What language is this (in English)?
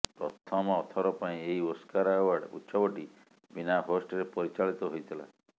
Odia